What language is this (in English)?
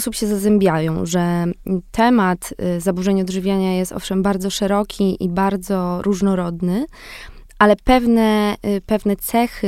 Polish